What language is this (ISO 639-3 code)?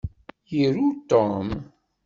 kab